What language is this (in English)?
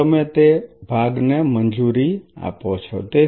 Gujarati